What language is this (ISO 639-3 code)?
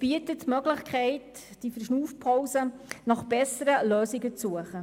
gsw